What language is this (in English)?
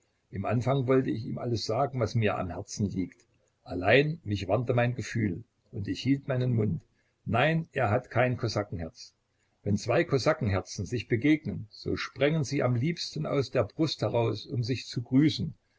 German